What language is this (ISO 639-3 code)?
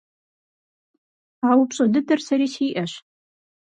kbd